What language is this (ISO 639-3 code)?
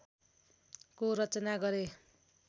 nep